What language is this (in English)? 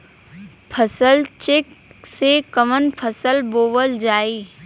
Bhojpuri